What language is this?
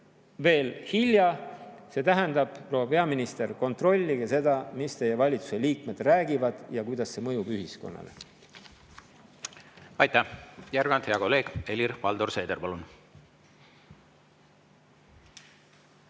Estonian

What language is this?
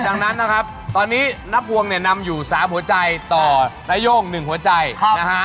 Thai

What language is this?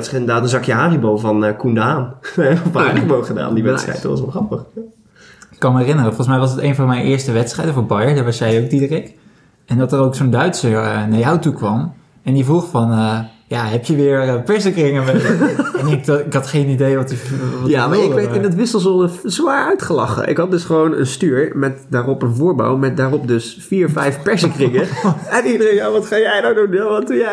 Dutch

